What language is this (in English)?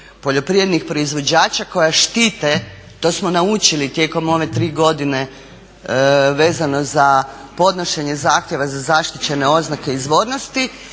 Croatian